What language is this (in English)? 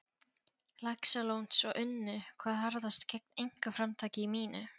Icelandic